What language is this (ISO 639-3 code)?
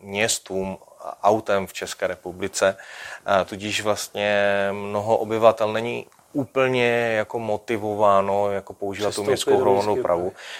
ces